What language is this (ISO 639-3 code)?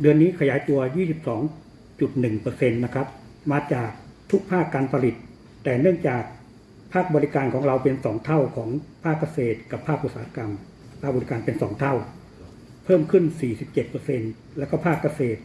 tha